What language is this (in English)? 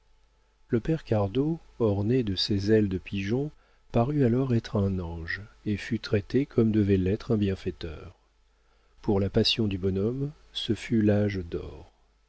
French